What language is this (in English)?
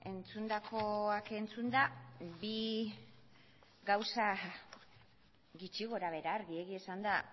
Basque